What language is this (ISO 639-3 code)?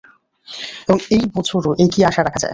ben